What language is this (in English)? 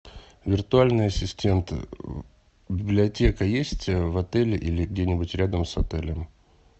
Russian